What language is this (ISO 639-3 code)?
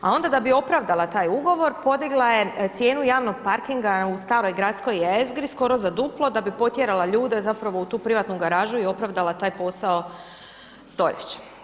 hrv